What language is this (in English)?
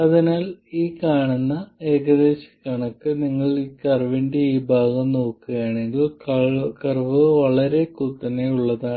Malayalam